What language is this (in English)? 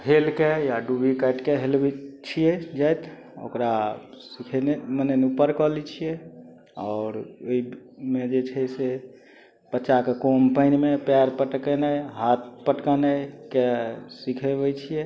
Maithili